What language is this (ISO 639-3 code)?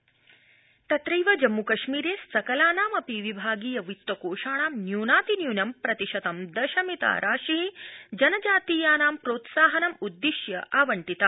san